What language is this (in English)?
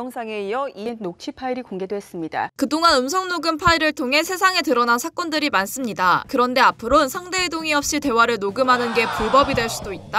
Korean